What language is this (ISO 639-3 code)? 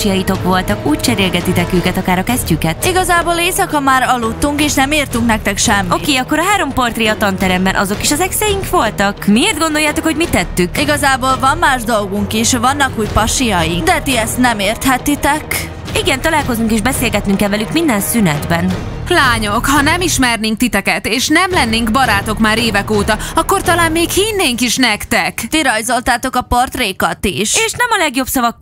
hun